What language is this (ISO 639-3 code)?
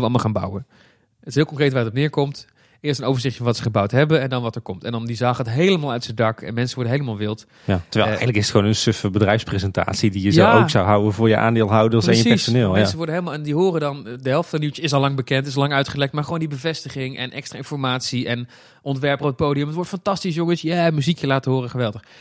nld